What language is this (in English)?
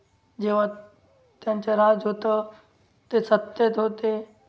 Marathi